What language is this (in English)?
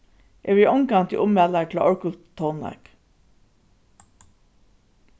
Faroese